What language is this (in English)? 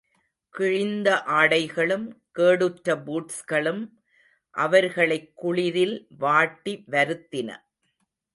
Tamil